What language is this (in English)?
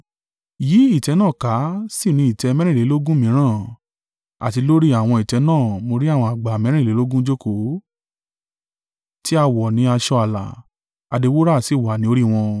Yoruba